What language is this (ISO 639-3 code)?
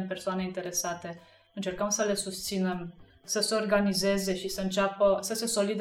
ron